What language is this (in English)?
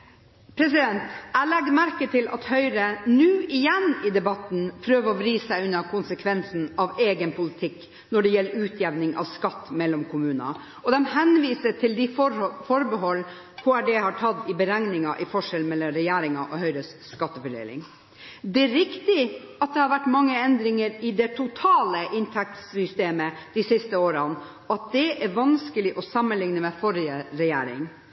Norwegian Bokmål